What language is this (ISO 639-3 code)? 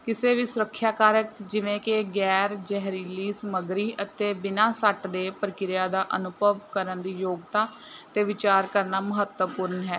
pan